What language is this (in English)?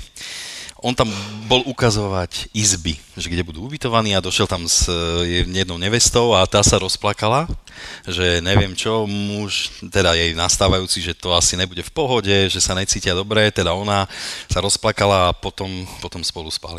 Slovak